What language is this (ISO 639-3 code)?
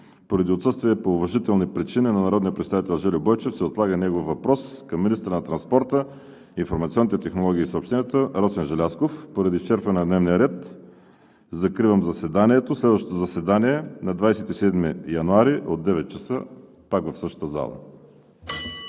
bul